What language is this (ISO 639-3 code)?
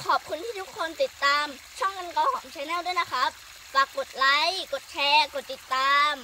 tha